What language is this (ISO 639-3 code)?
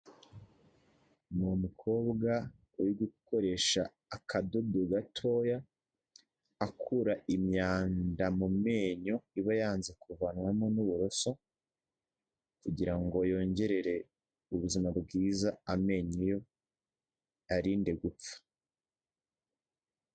kin